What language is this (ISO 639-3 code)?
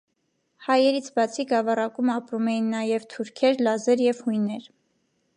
hye